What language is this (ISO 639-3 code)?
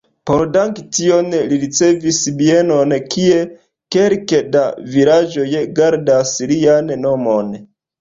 epo